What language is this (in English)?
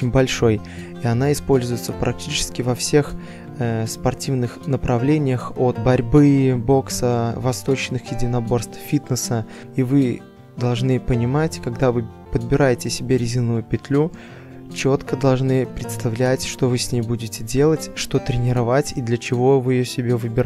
Russian